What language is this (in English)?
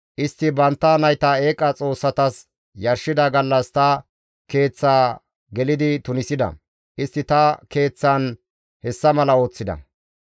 Gamo